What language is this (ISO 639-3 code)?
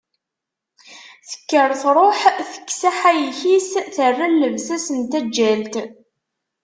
kab